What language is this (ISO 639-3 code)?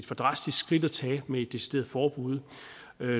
dan